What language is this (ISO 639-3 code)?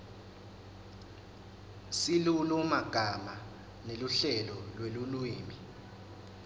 ssw